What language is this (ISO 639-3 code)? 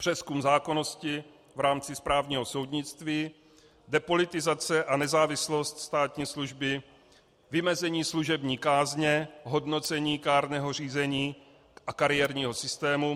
ces